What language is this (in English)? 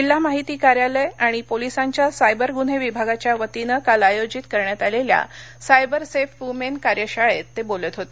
Marathi